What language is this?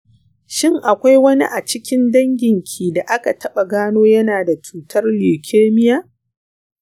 Hausa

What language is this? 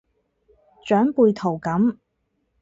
Cantonese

